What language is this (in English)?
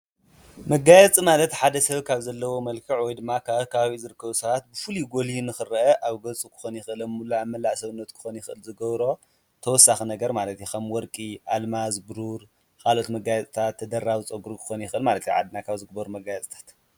Tigrinya